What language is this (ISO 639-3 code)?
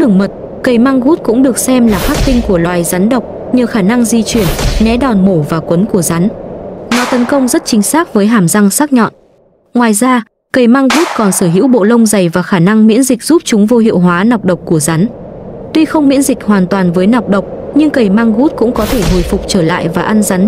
vie